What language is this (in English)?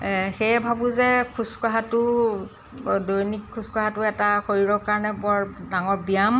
Assamese